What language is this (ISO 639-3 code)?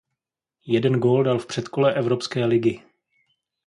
ces